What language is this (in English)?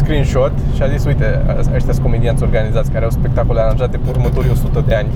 Romanian